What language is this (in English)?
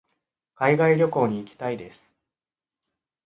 Japanese